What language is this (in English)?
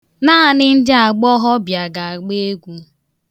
Igbo